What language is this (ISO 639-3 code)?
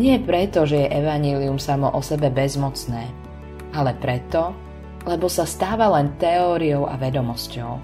slk